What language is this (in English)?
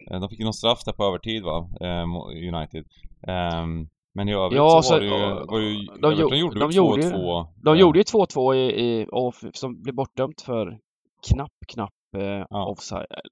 Swedish